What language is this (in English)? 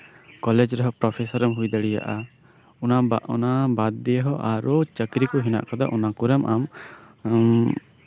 Santali